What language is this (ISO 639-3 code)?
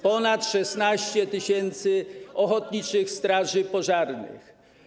pol